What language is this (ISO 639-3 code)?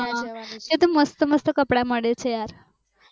guj